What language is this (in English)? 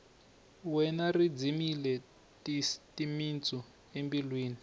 Tsonga